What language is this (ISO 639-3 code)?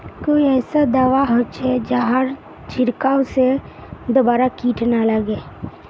mag